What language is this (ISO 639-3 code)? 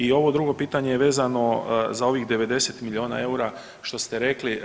hrv